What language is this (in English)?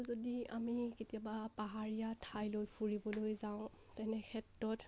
Assamese